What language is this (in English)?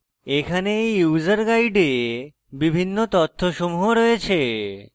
Bangla